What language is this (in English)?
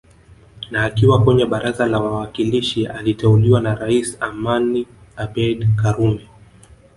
Swahili